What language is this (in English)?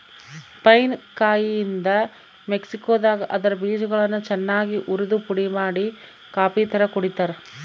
Kannada